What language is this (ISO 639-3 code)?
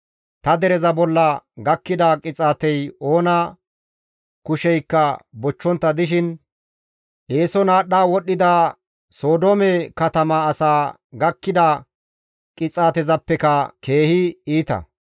gmv